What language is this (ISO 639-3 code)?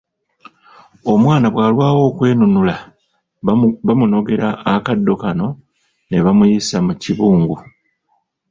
lug